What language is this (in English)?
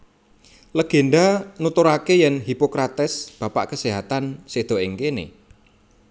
Javanese